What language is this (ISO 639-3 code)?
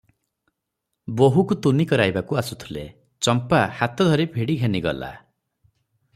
ori